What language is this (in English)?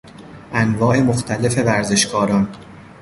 Persian